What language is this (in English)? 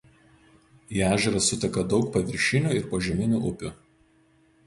Lithuanian